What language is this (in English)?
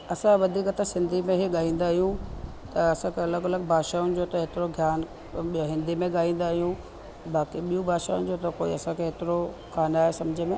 Sindhi